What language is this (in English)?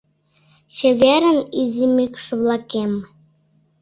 Mari